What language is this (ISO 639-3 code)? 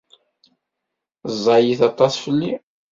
kab